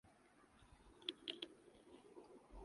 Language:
Urdu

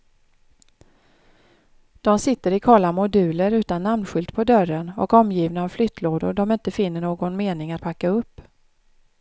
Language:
Swedish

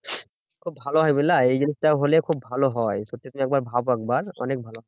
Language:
Bangla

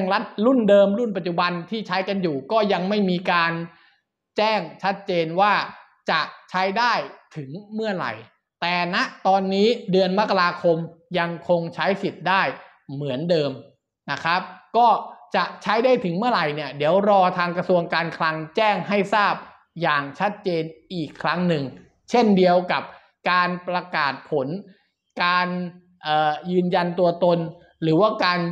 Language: Thai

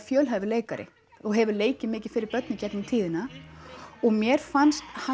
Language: Icelandic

